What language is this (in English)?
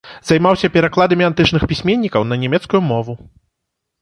Belarusian